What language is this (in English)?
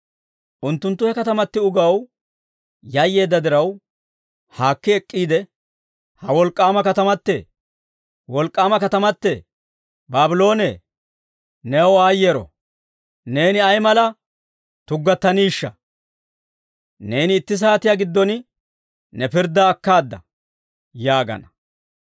Dawro